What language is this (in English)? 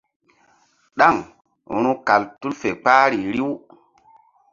Mbum